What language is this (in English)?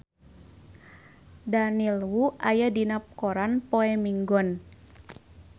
Sundanese